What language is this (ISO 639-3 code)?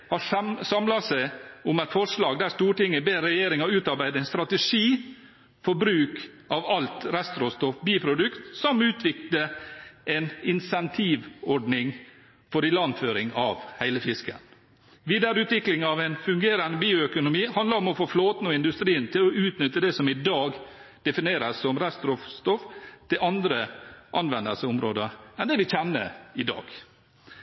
nob